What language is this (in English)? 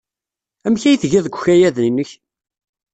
Kabyle